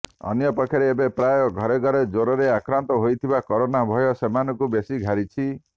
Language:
Odia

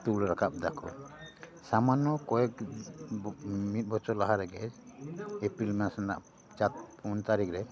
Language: Santali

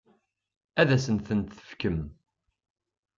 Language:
Kabyle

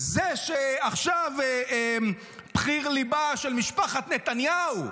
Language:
Hebrew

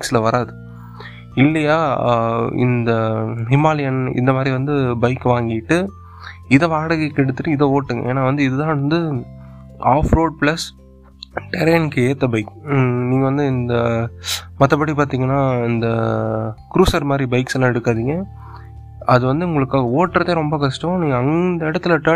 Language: Tamil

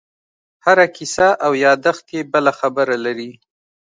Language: Pashto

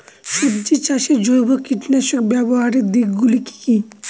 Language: Bangla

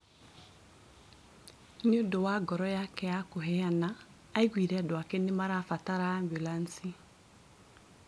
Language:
Kikuyu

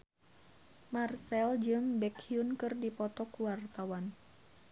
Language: Sundanese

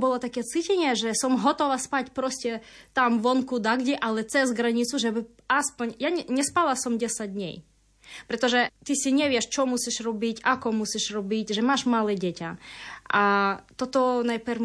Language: Slovak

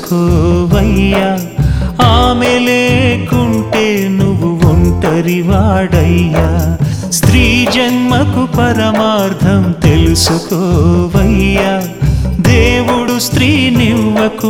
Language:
Telugu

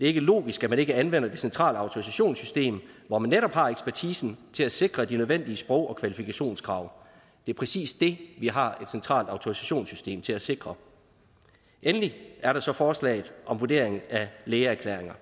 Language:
Danish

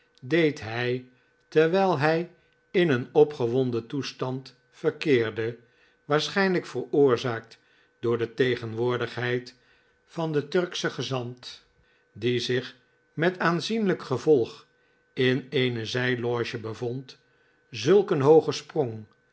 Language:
Dutch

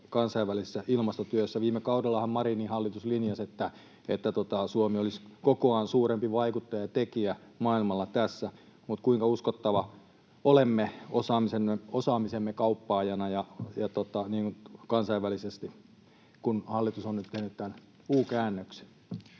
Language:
Finnish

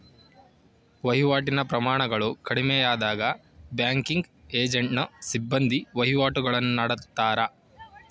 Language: Kannada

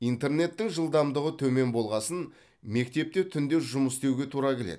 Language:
Kazakh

